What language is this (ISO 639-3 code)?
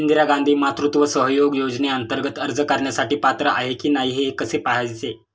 mar